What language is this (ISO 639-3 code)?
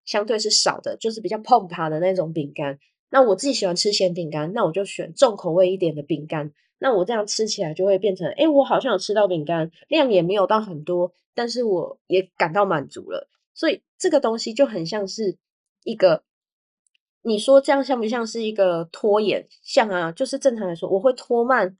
zho